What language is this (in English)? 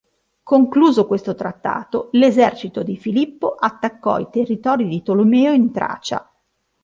Italian